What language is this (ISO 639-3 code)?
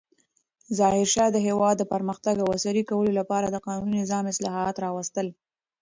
pus